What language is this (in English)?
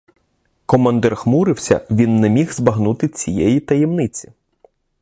Ukrainian